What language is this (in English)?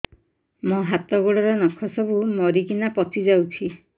Odia